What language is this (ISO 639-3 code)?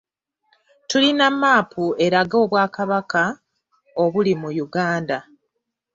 lug